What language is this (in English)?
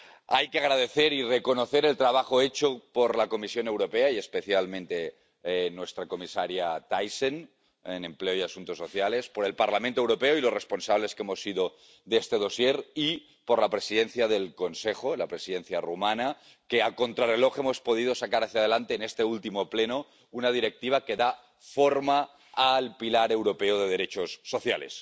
Spanish